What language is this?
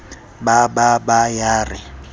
Southern Sotho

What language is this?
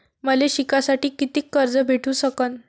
Marathi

